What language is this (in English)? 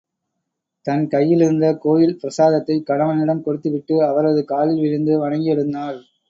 Tamil